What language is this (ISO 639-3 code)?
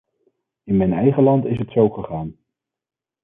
nld